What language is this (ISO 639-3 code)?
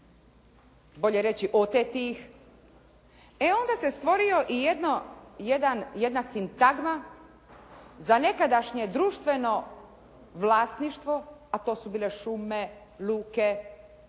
hrv